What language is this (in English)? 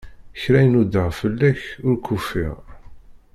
Kabyle